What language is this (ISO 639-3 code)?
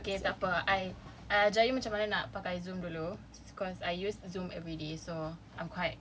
eng